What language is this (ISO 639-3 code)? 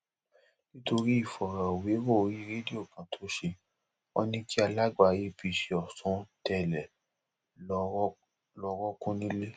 yor